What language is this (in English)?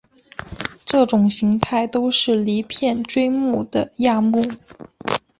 Chinese